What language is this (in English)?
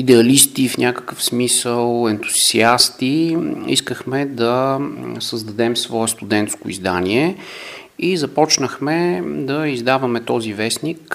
Bulgarian